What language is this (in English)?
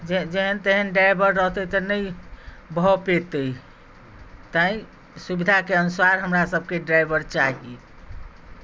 Maithili